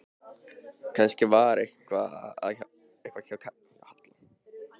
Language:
Icelandic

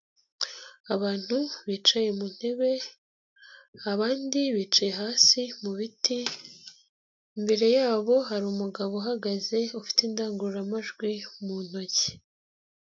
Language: Kinyarwanda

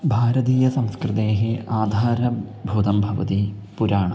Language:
Sanskrit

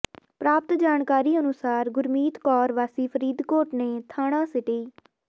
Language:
Punjabi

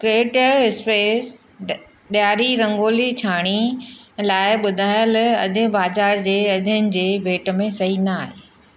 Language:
Sindhi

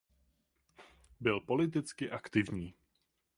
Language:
Czech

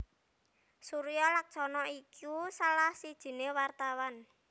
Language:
Javanese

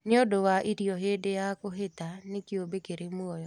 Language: Kikuyu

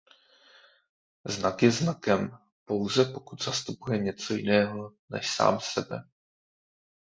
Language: Czech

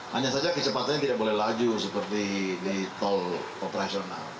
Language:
Indonesian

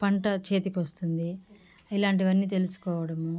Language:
Telugu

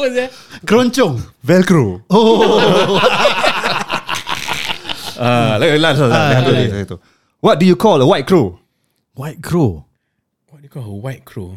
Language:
Malay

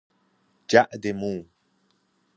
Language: Persian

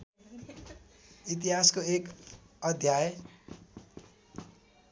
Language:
Nepali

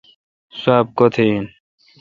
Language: Kalkoti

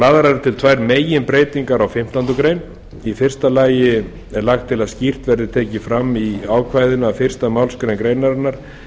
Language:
Icelandic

